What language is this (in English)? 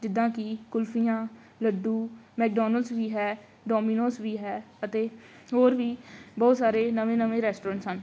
Punjabi